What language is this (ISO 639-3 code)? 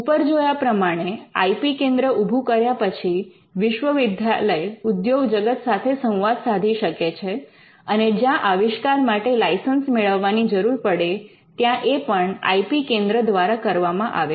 guj